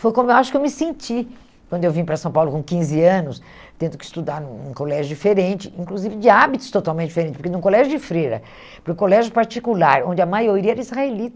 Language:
Portuguese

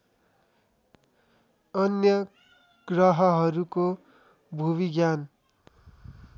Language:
Nepali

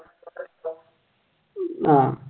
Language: Malayalam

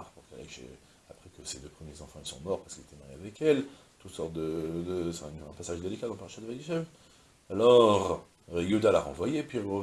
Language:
French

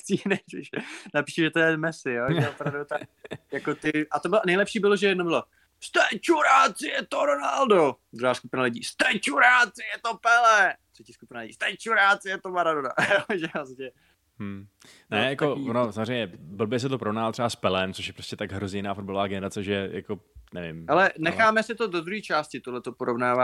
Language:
Czech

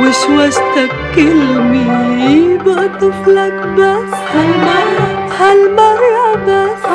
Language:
Arabic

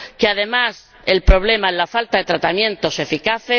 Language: Spanish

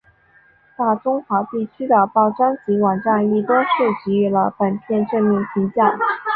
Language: Chinese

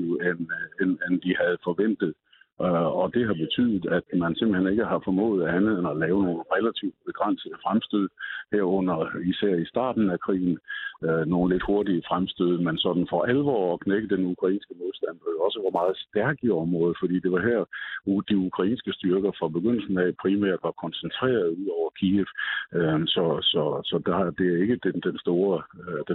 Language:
Danish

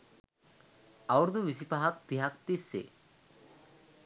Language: Sinhala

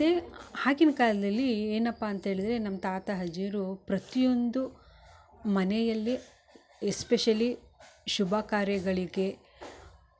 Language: Kannada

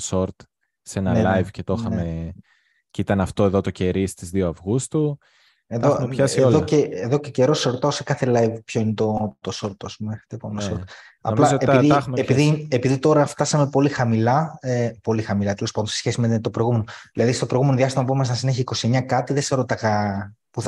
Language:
Greek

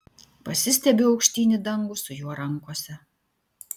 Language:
Lithuanian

